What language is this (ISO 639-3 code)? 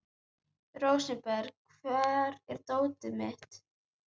isl